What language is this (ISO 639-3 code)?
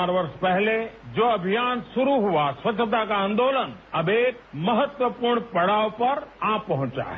hin